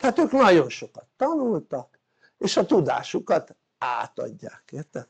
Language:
Hungarian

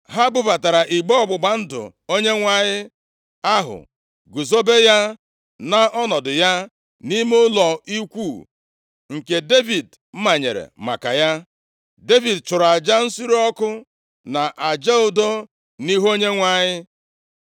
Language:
Igbo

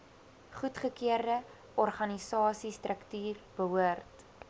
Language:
Afrikaans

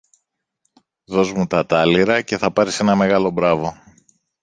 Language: Greek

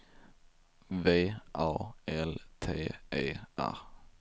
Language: Swedish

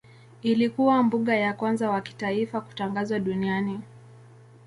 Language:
Swahili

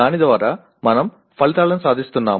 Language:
Telugu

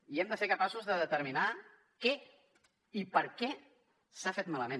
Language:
Catalan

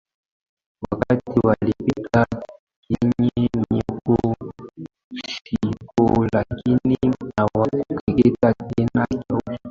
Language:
Swahili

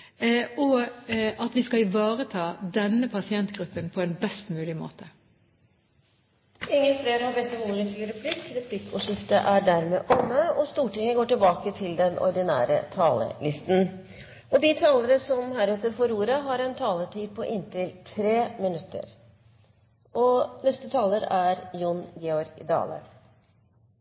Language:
Norwegian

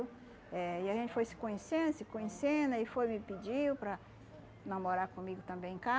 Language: Portuguese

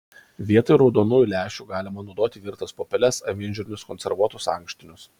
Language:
Lithuanian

